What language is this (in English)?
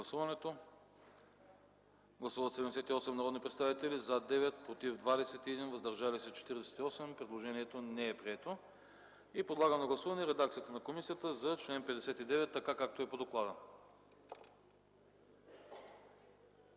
Bulgarian